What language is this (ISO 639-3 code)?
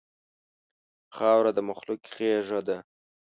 pus